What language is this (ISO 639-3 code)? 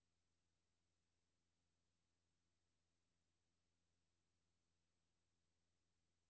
dan